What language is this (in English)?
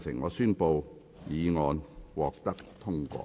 Cantonese